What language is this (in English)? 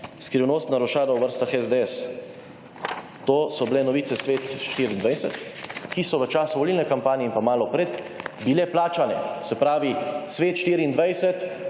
Slovenian